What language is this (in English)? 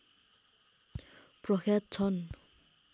Nepali